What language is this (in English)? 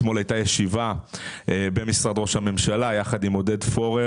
Hebrew